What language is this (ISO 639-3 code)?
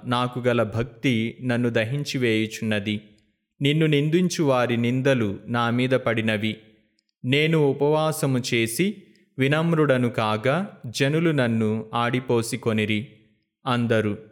tel